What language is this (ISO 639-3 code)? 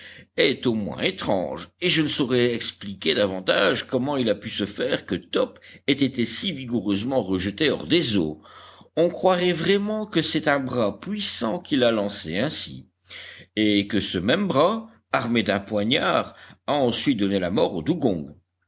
fra